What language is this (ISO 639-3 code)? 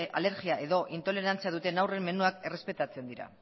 eus